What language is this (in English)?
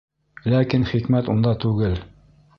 Bashkir